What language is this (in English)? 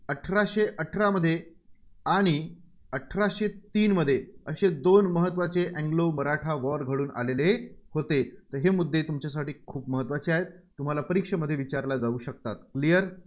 Marathi